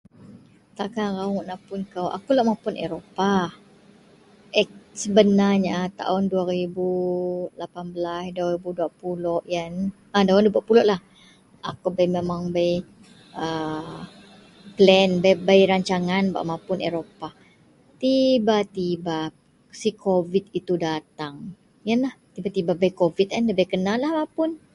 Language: Central Melanau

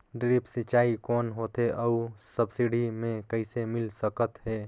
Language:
Chhattisgarhi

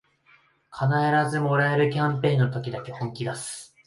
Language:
Japanese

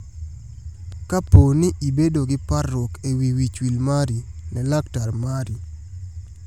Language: Luo (Kenya and Tanzania)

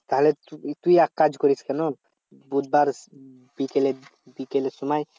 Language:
Bangla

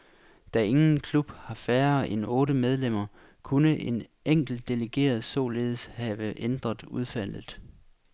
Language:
Danish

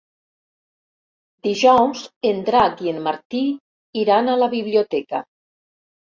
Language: Catalan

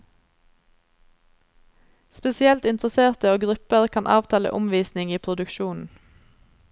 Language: Norwegian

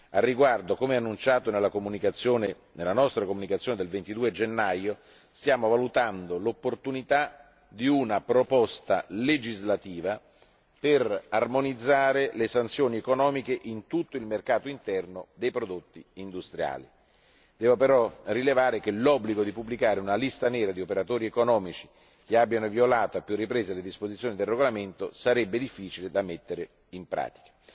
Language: Italian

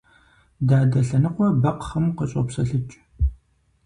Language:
Kabardian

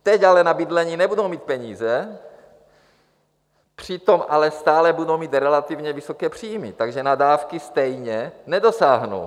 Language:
Czech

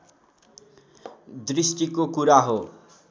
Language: Nepali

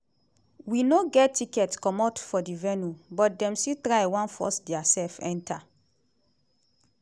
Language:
Nigerian Pidgin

